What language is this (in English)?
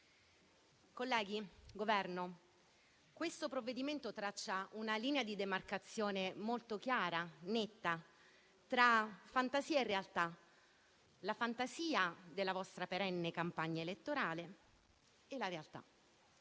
Italian